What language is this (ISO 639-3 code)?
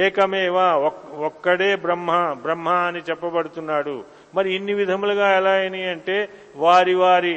tel